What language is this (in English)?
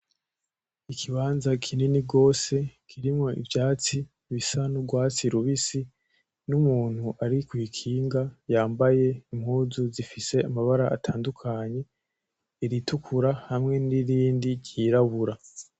Rundi